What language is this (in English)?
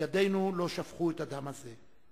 Hebrew